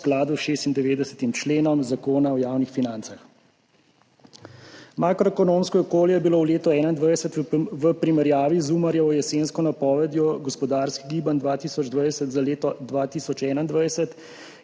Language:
Slovenian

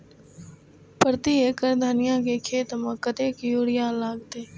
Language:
Maithili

